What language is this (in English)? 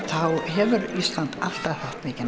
Icelandic